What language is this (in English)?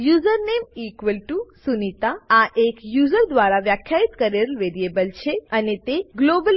Gujarati